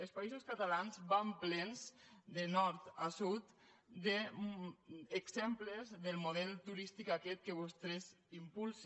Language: Catalan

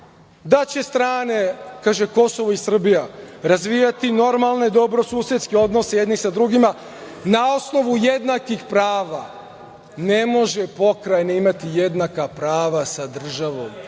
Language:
Serbian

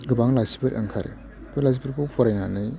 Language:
Bodo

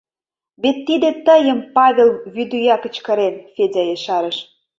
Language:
Mari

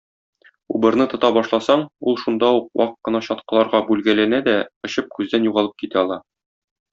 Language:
Tatar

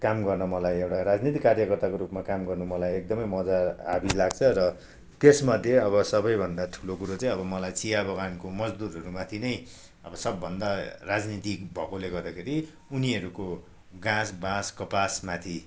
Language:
Nepali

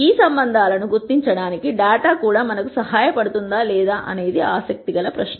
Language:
Telugu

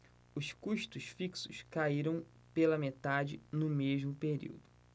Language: Portuguese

